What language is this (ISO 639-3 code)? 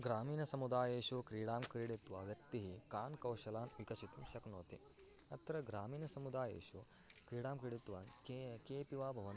san